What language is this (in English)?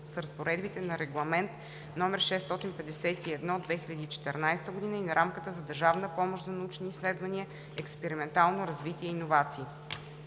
Bulgarian